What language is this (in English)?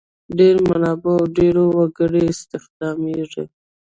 Pashto